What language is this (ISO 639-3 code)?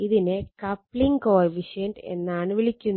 mal